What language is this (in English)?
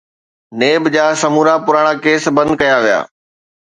Sindhi